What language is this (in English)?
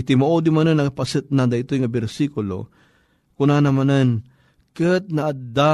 Filipino